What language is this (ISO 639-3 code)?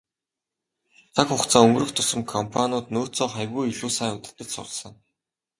mon